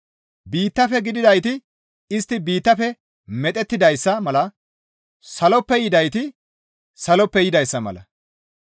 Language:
Gamo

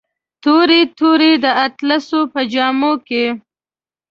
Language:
Pashto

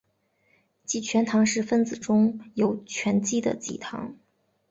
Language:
Chinese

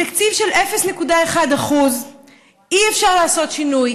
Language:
Hebrew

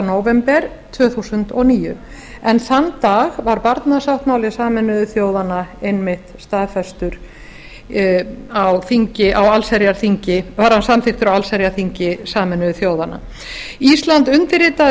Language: Icelandic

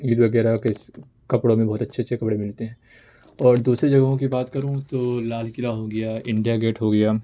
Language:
Urdu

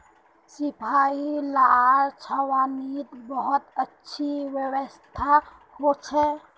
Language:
Magahi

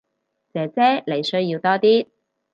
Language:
Cantonese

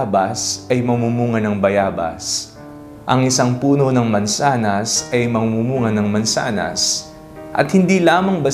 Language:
Filipino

